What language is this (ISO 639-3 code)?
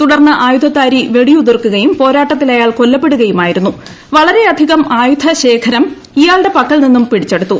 mal